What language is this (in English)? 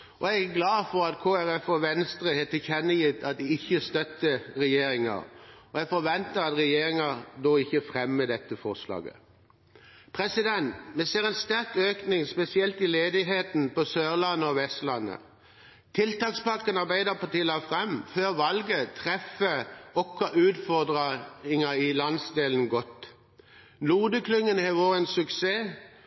Norwegian Bokmål